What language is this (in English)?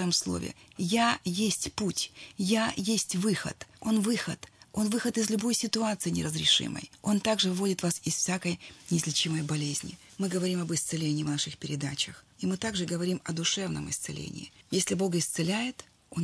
Russian